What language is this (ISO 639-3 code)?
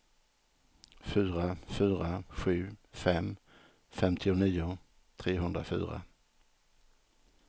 swe